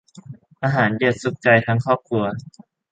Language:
Thai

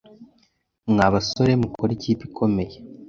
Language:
Kinyarwanda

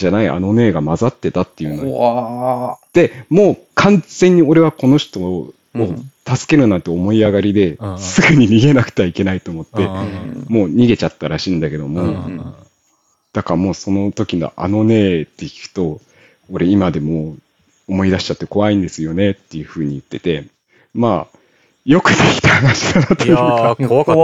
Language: Japanese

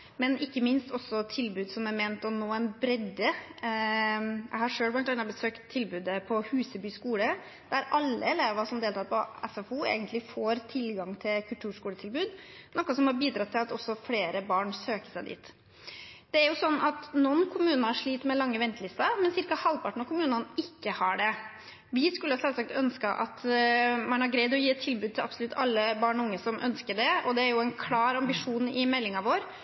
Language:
Norwegian Bokmål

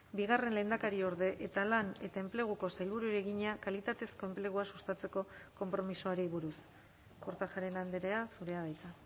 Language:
Basque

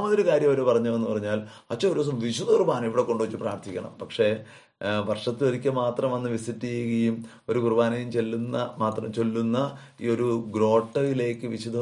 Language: Malayalam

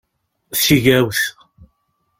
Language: Kabyle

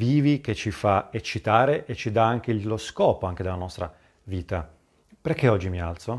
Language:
Italian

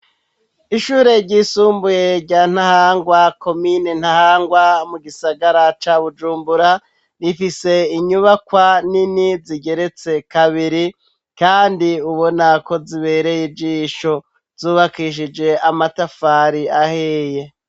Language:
Rundi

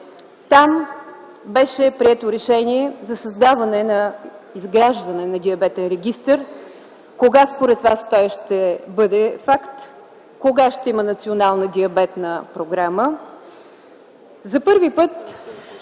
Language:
Bulgarian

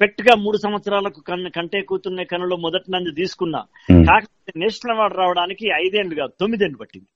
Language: Telugu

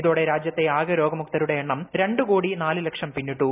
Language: Malayalam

